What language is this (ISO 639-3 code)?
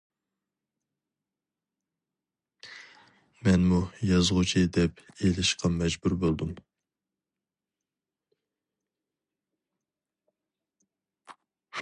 uig